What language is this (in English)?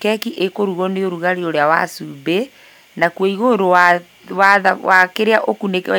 Kikuyu